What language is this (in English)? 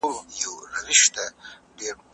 Pashto